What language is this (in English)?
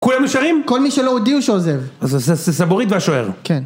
Hebrew